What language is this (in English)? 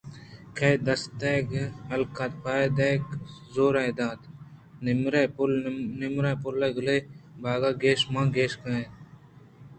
Eastern Balochi